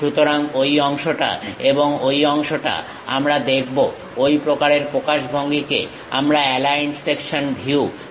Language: Bangla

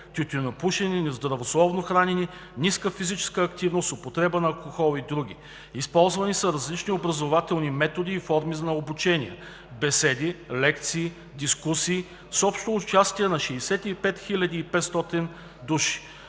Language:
Bulgarian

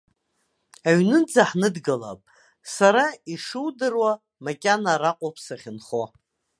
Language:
Abkhazian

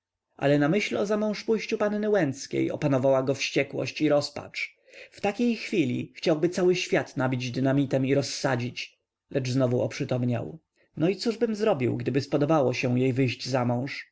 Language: Polish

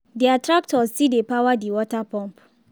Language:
Nigerian Pidgin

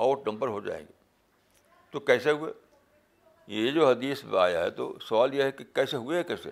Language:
Urdu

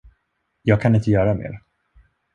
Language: Swedish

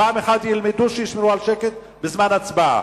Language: Hebrew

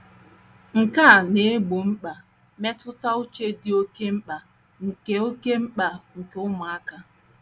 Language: Igbo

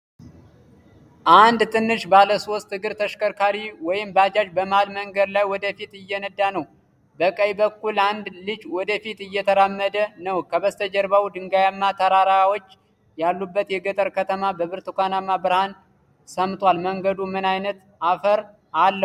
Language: Amharic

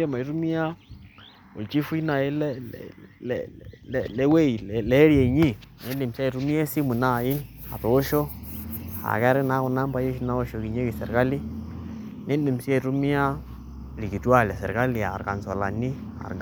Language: Masai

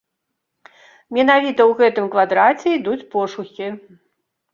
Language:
Belarusian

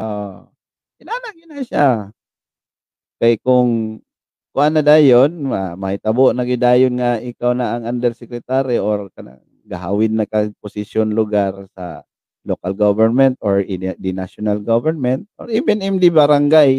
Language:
Filipino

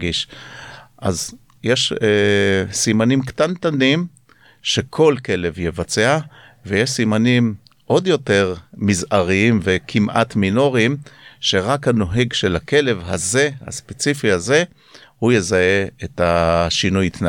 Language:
Hebrew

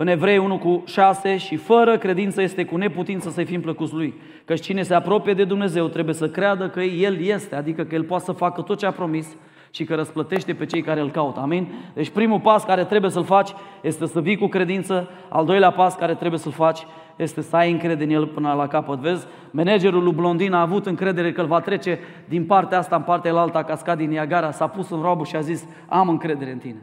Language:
Romanian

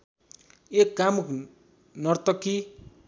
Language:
Nepali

